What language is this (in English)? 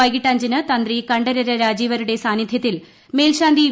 Malayalam